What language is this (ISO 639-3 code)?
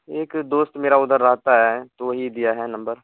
urd